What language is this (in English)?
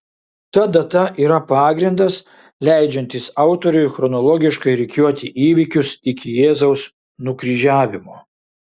Lithuanian